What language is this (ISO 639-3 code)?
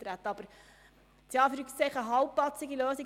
gsw